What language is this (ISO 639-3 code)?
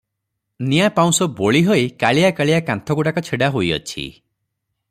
ori